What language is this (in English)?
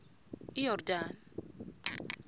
Xhosa